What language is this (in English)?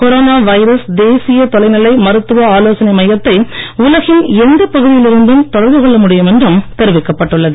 Tamil